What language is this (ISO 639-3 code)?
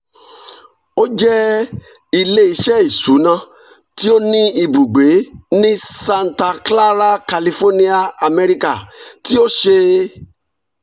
yor